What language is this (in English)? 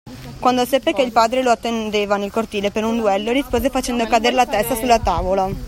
Italian